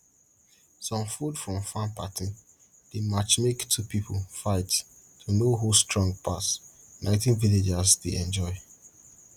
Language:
Nigerian Pidgin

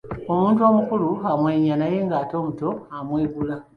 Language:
Ganda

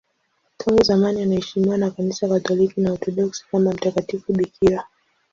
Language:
Swahili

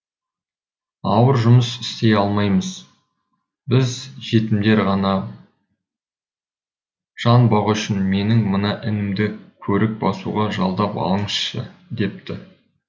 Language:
Kazakh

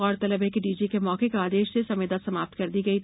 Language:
Hindi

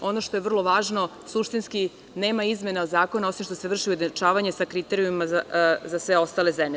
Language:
Serbian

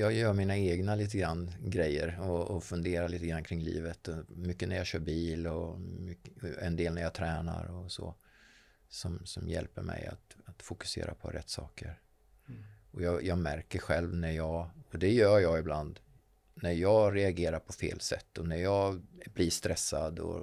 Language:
Swedish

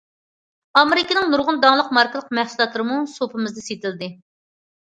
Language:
Uyghur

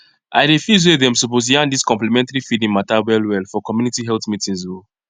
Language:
Nigerian Pidgin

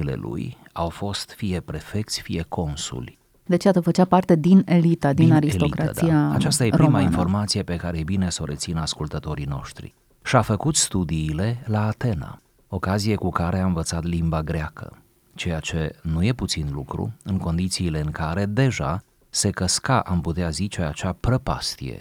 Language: Romanian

